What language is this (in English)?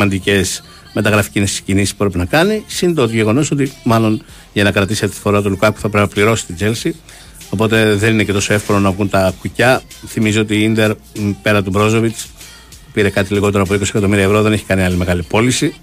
Greek